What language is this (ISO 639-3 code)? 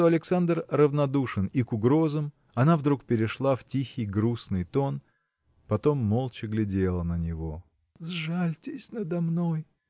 rus